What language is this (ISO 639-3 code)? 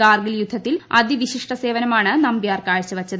mal